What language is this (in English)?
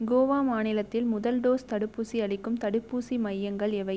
Tamil